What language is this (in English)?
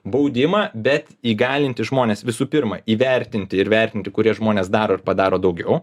Lithuanian